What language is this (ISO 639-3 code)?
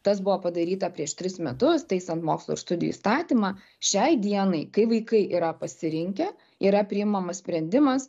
lit